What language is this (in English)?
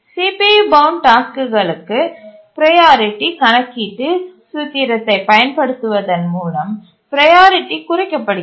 Tamil